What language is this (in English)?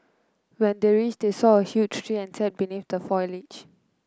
English